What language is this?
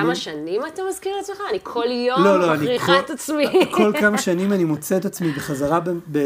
Hebrew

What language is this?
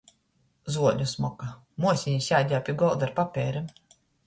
Latgalian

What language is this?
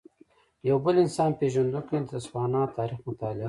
Pashto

